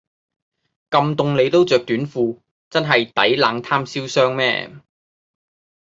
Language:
Cantonese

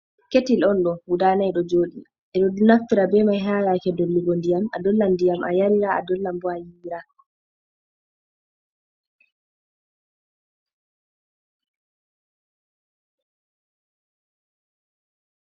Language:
Fula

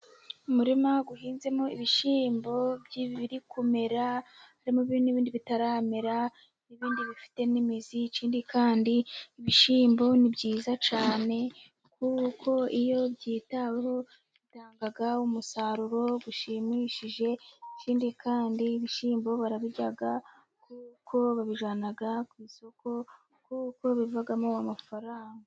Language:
Kinyarwanda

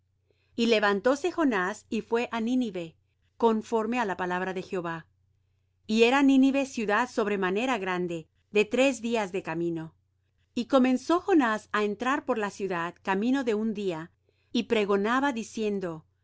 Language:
Spanish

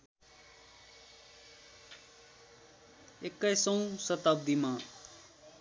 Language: Nepali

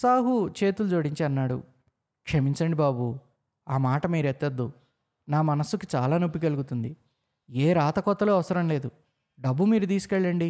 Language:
Telugu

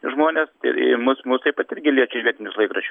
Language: Lithuanian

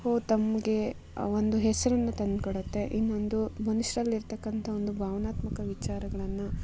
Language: Kannada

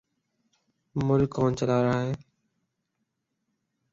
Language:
Urdu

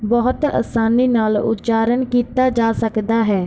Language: Punjabi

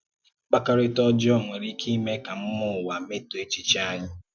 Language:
Igbo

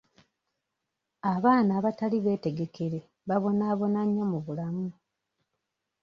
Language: Ganda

